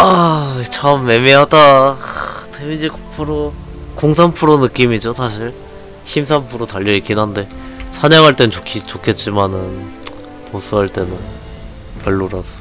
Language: Korean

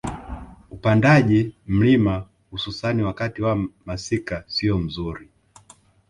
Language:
Swahili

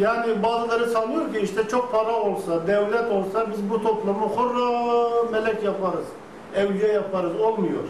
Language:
Turkish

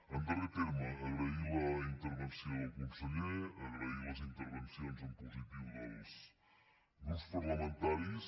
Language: Catalan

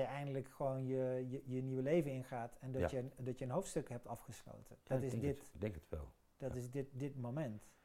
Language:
Dutch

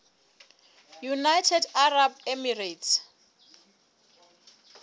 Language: Southern Sotho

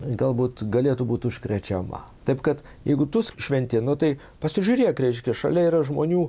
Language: Lithuanian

